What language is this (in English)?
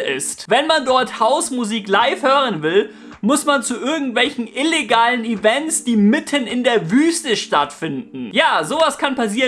German